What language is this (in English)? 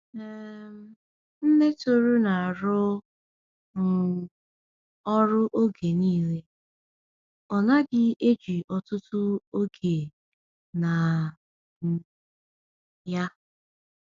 Igbo